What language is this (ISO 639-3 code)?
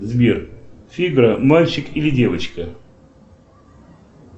rus